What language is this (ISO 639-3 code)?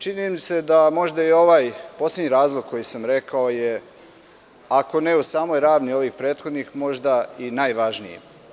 srp